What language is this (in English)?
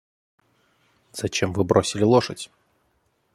Russian